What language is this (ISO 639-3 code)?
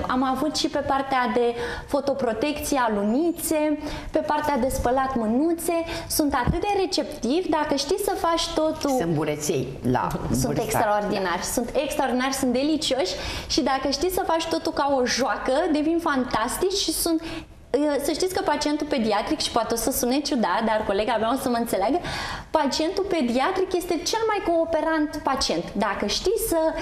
ron